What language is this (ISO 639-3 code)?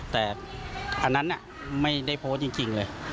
tha